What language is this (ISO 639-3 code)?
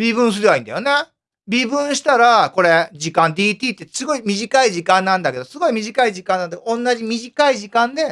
jpn